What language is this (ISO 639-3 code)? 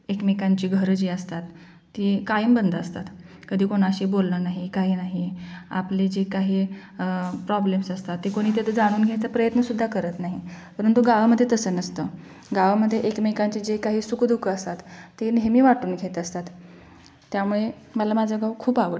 mar